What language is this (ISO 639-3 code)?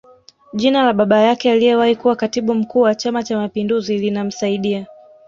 swa